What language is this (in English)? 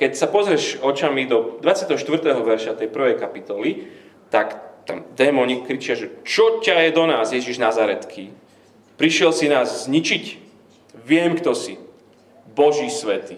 Slovak